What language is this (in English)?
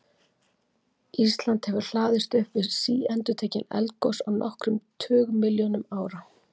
Icelandic